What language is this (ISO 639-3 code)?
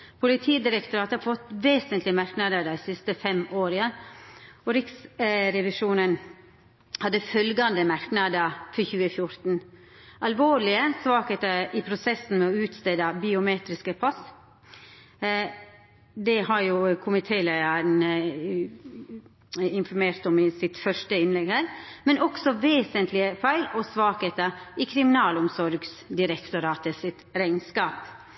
nno